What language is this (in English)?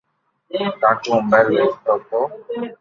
Loarki